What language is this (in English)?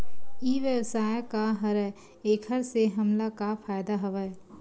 Chhattisgarhi